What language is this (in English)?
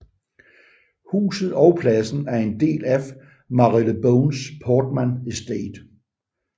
Danish